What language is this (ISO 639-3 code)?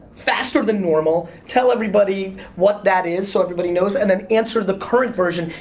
eng